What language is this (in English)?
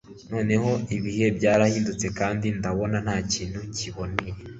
Kinyarwanda